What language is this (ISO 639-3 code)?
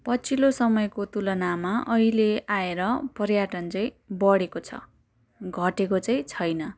nep